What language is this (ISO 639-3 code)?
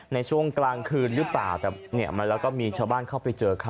tha